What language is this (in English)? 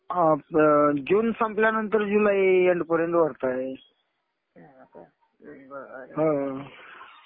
Marathi